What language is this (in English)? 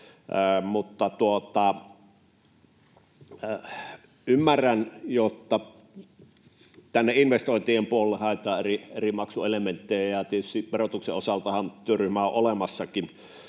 Finnish